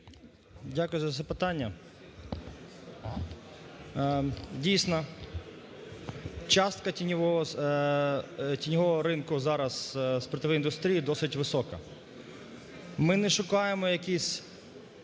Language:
Ukrainian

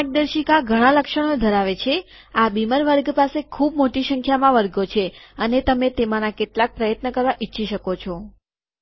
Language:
Gujarati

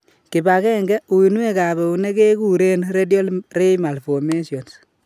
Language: Kalenjin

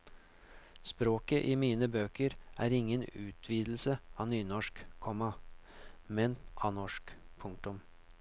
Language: Norwegian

